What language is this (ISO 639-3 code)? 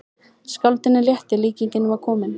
isl